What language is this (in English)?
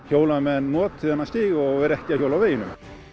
Icelandic